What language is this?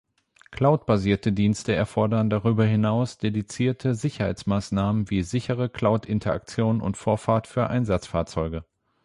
German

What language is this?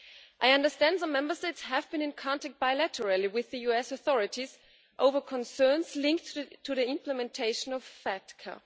English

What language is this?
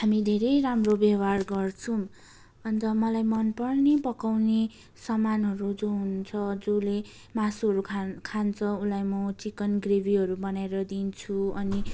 Nepali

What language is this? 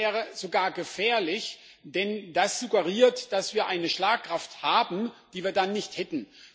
German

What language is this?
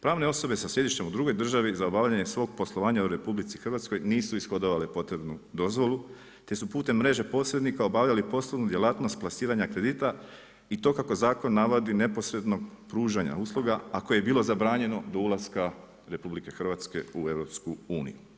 Croatian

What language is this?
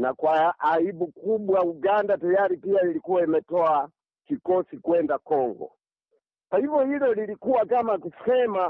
Swahili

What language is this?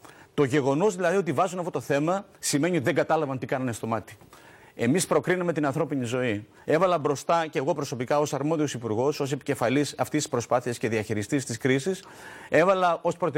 Greek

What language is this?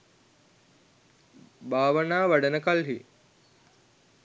Sinhala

